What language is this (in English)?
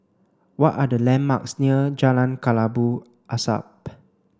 English